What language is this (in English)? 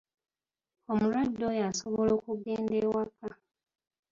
Ganda